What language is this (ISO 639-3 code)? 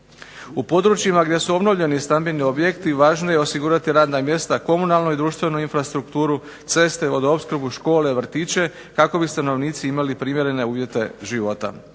hrv